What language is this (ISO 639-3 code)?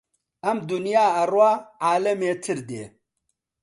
ckb